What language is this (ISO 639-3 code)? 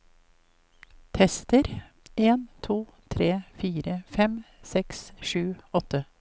nor